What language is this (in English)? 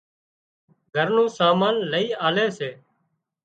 Wadiyara Koli